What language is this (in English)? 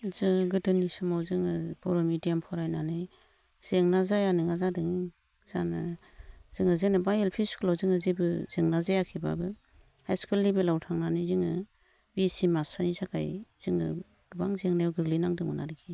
Bodo